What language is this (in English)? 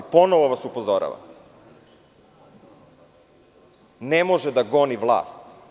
Serbian